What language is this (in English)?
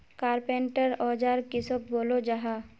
Magahi